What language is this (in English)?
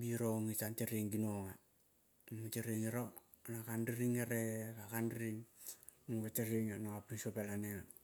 Kol (Papua New Guinea)